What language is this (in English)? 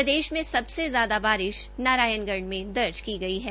Hindi